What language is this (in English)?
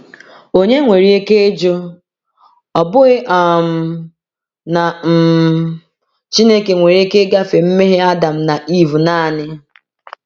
Igbo